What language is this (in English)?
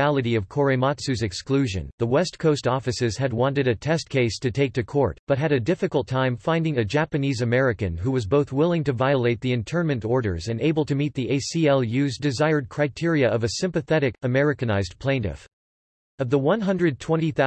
English